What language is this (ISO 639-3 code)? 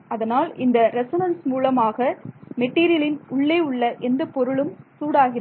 tam